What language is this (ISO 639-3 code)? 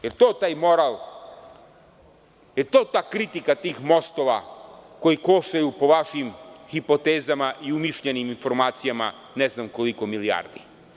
srp